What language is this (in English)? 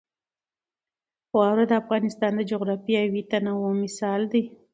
Pashto